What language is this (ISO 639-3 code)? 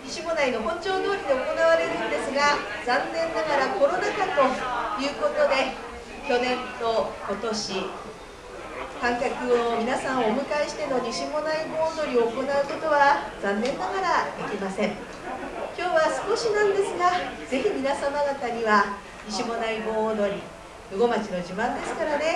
jpn